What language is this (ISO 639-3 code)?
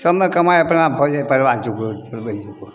mai